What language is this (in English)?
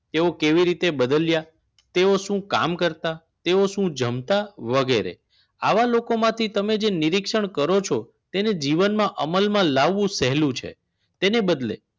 Gujarati